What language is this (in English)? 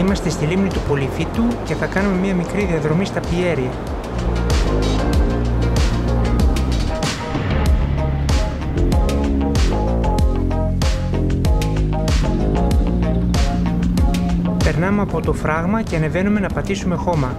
Greek